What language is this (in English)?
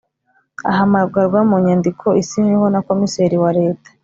Kinyarwanda